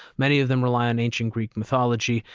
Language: English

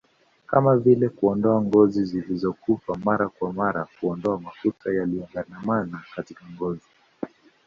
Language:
Swahili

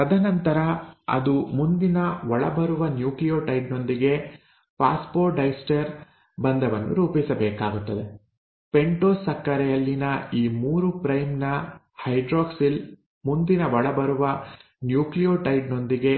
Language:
Kannada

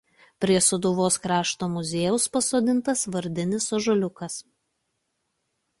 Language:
Lithuanian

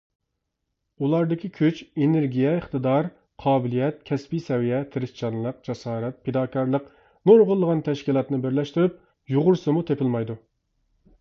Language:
Uyghur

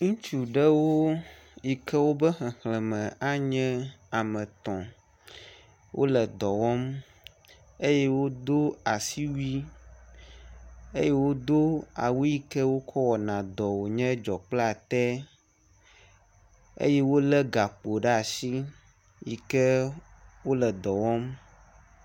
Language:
Ewe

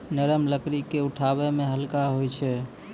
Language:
Maithili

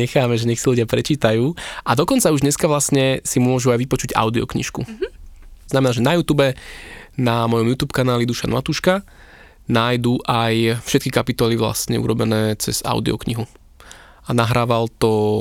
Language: Slovak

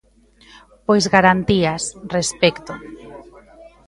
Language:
Galician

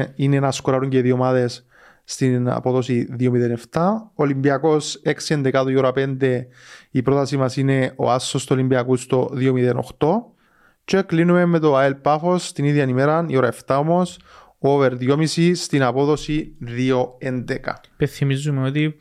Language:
Greek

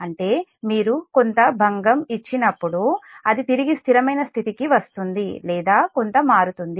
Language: Telugu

